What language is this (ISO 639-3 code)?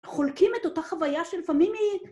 heb